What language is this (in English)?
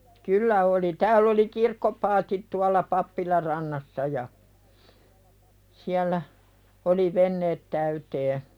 Finnish